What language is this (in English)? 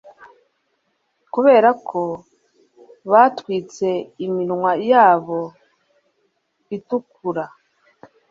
Kinyarwanda